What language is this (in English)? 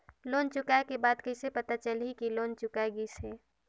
Chhattisgarhi